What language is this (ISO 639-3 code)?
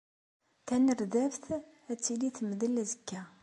kab